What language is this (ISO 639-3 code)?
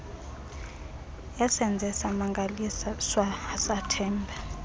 xho